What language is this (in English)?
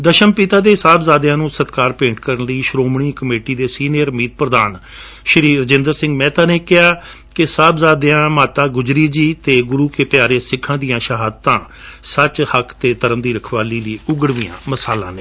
Punjabi